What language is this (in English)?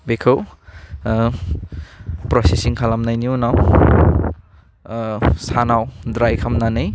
Bodo